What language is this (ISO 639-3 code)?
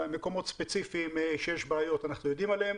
heb